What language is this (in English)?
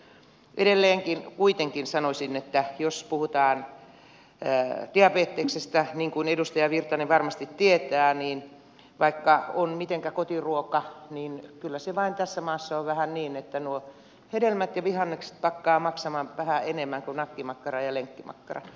Finnish